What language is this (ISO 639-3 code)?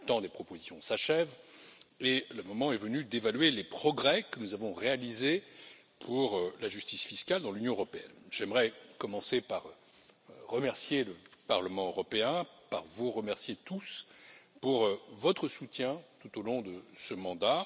fra